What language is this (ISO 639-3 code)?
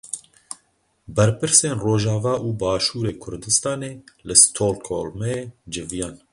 kur